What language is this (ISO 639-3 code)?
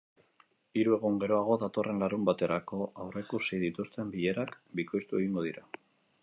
eus